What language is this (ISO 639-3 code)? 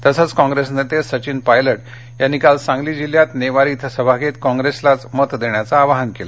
mar